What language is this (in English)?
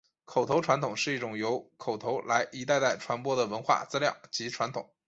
Chinese